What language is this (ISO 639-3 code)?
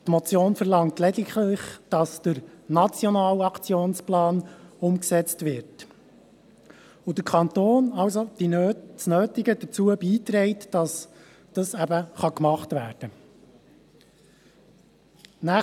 gsw